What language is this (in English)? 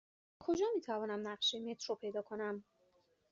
Persian